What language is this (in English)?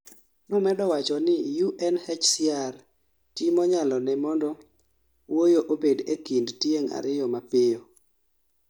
Luo (Kenya and Tanzania)